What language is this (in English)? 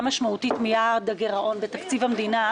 Hebrew